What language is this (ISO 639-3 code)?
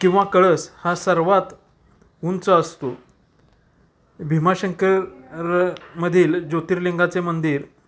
mar